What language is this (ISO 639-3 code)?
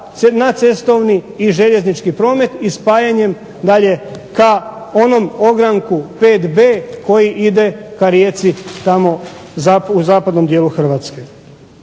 hrv